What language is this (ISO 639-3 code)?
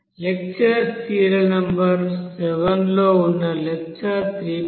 tel